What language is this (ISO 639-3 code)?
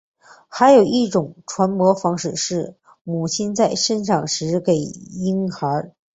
zho